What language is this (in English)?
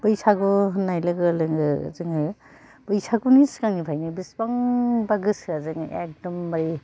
Bodo